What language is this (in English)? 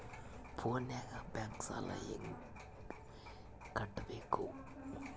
Kannada